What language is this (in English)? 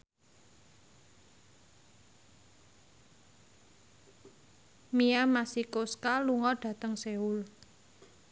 Javanese